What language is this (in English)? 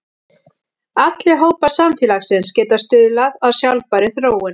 Icelandic